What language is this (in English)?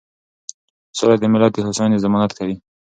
Pashto